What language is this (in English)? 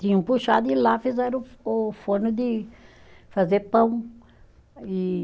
Portuguese